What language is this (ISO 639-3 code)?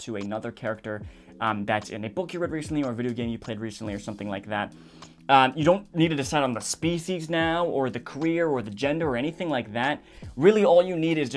eng